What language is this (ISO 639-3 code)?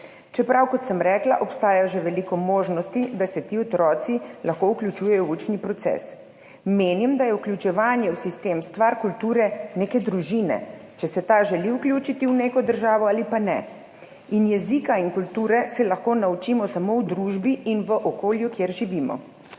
slv